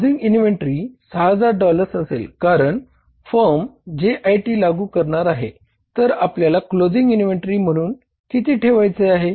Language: Marathi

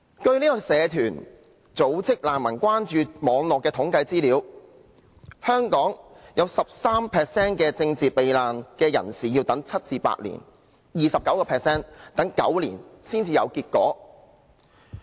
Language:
Cantonese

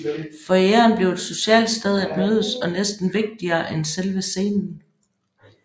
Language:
Danish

